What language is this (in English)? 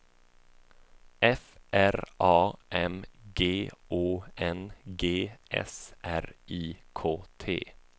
Swedish